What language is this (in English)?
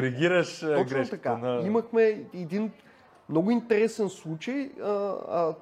Bulgarian